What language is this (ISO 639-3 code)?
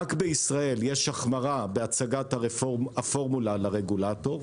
heb